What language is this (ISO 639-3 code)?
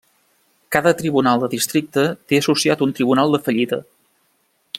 cat